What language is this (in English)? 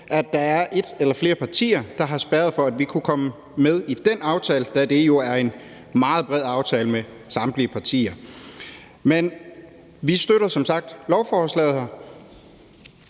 Danish